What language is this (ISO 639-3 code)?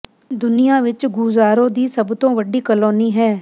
pan